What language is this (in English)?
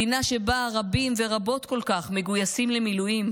Hebrew